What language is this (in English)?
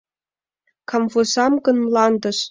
Mari